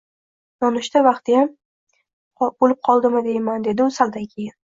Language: Uzbek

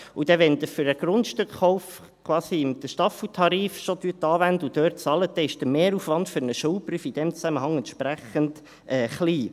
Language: Swiss German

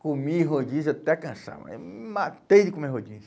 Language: Portuguese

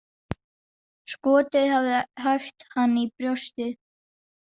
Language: Icelandic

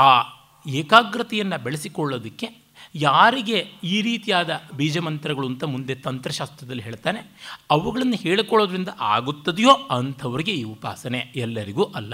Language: Kannada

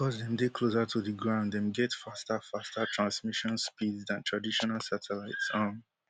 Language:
Nigerian Pidgin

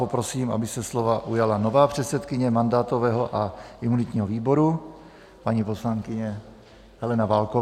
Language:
Czech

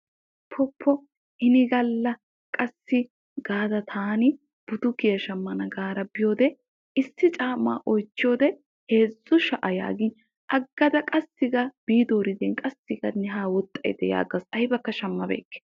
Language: Wolaytta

